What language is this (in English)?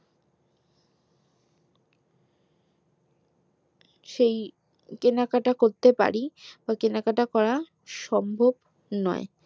Bangla